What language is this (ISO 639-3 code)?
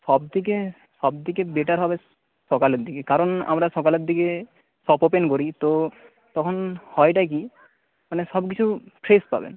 ben